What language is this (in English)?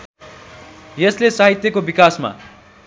Nepali